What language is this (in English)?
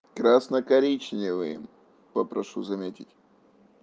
Russian